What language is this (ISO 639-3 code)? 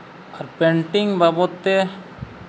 sat